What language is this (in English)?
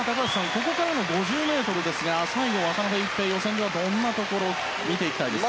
Japanese